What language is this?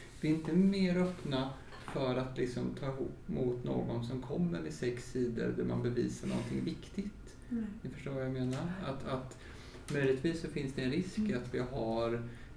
Swedish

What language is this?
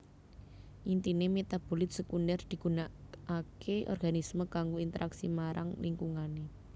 Javanese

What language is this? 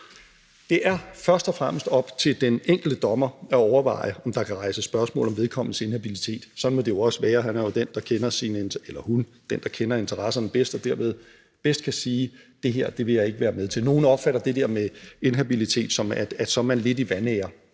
Danish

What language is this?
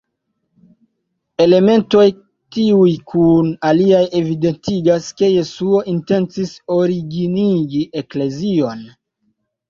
Esperanto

